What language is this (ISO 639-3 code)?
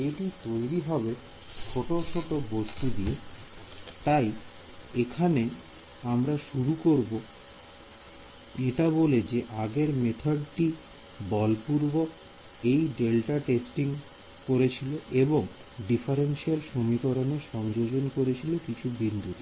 ben